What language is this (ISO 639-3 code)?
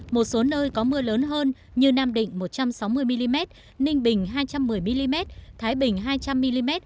vie